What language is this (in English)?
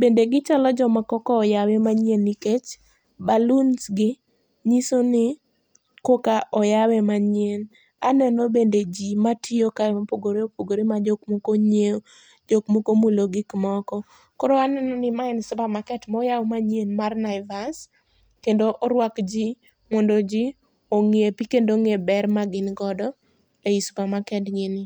Luo (Kenya and Tanzania)